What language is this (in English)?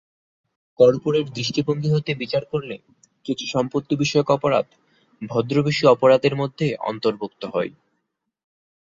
Bangla